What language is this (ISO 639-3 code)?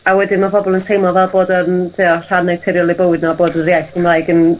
cym